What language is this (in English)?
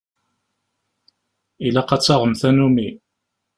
Kabyle